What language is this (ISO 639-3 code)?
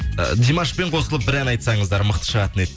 kaz